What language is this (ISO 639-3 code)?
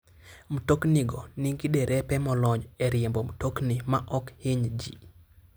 luo